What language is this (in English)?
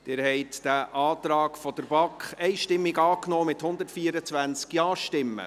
Swiss German